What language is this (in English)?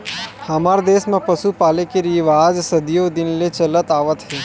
Chhattisgarhi